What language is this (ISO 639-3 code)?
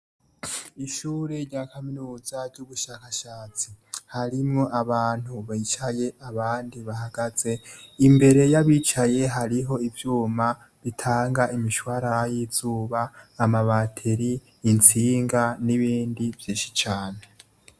run